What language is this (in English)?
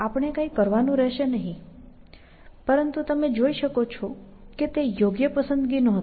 Gujarati